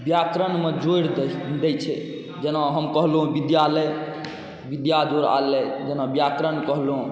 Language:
Maithili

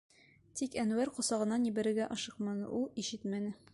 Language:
Bashkir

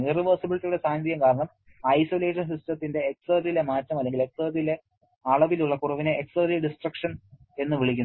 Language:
Malayalam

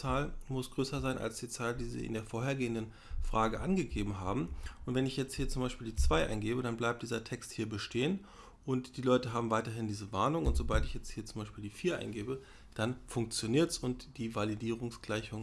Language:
German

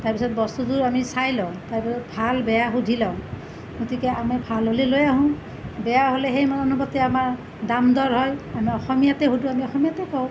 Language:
Assamese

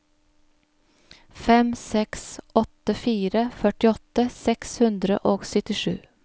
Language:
Norwegian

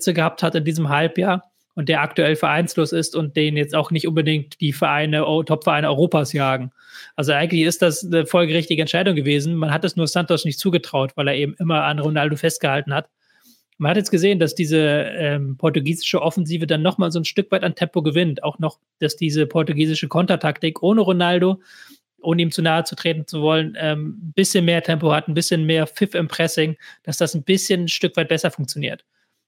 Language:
German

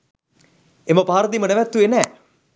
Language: Sinhala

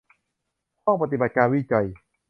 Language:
Thai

